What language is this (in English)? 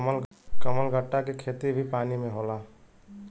Bhojpuri